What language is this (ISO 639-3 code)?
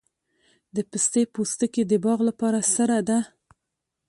pus